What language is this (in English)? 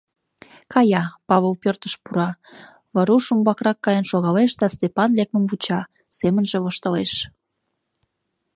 Mari